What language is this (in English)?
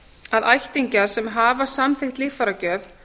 Icelandic